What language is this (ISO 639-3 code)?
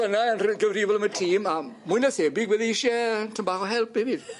cym